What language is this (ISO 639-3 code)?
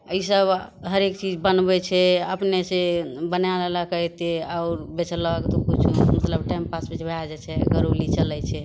mai